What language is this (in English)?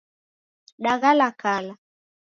Taita